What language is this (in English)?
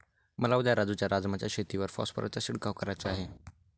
Marathi